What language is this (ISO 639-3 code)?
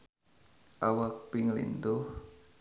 sun